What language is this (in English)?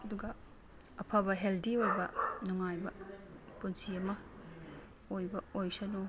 Manipuri